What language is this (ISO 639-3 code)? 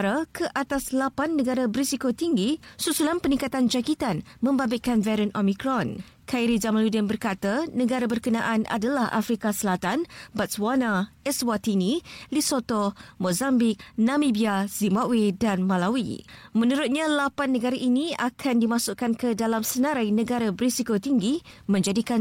msa